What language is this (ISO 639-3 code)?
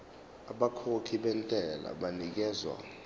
zul